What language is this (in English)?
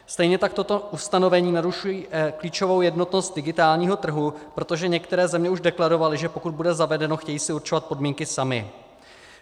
Czech